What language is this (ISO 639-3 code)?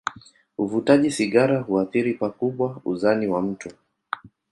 swa